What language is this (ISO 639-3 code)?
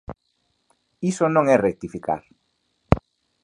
glg